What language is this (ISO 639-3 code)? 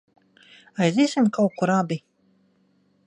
lav